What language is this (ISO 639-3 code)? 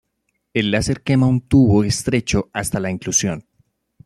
spa